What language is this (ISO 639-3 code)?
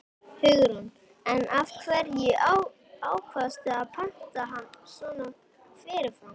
isl